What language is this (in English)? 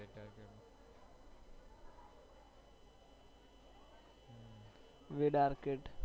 Gujarati